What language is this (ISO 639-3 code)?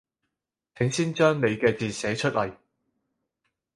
yue